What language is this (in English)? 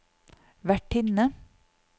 Norwegian